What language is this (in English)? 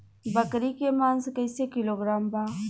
Bhojpuri